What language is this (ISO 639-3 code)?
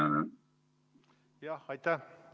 est